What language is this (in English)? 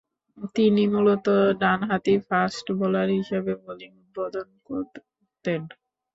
Bangla